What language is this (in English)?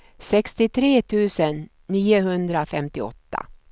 Swedish